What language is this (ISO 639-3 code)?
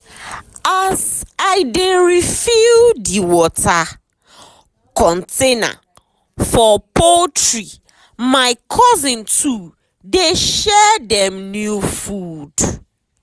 pcm